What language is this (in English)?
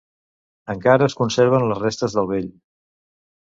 Catalan